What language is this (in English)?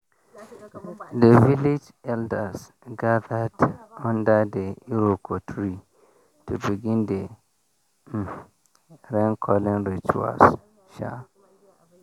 Nigerian Pidgin